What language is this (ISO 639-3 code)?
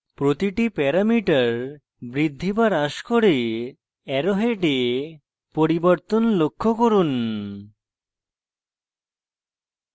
ben